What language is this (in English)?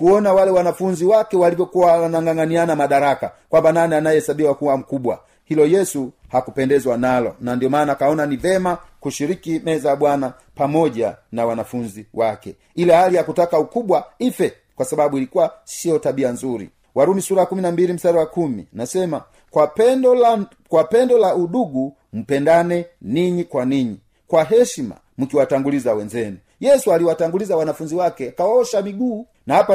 Swahili